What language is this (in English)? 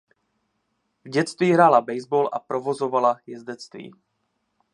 Czech